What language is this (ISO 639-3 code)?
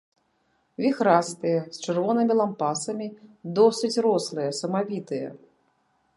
bel